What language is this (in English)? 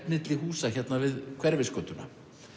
Icelandic